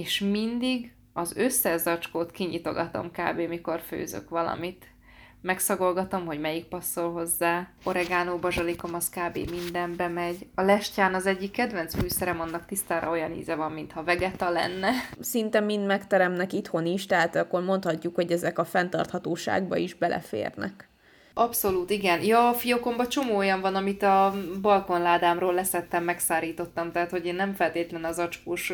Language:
Hungarian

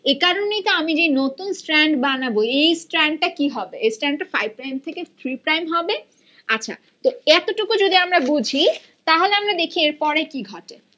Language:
Bangla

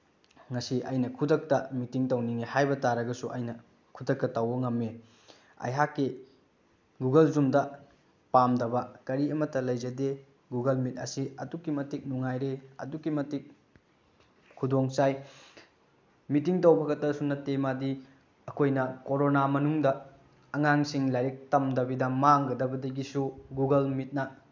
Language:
Manipuri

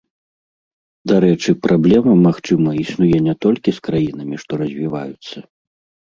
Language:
Belarusian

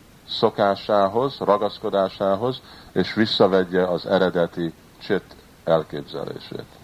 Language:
Hungarian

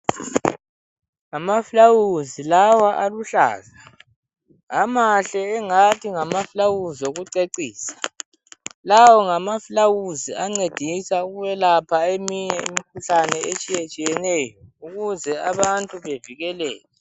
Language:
North Ndebele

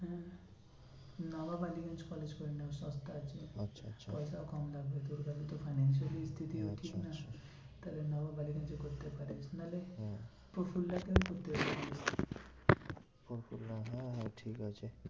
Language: Bangla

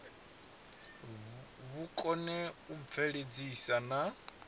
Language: Venda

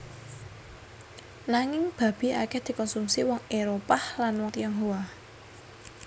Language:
Javanese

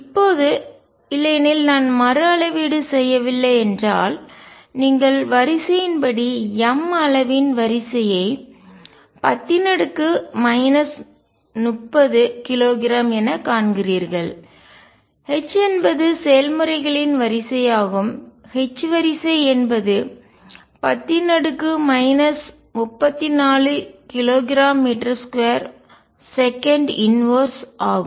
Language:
Tamil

